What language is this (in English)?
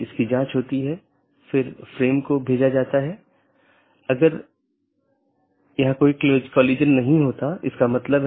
Hindi